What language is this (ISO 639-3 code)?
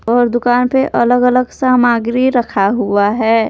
hin